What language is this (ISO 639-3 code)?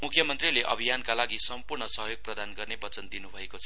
nep